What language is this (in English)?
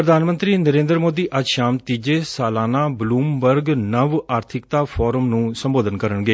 Punjabi